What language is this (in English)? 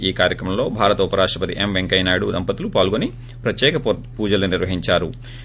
Telugu